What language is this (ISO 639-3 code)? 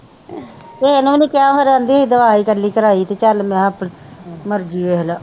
pan